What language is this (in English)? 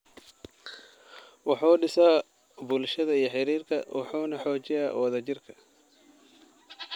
Somali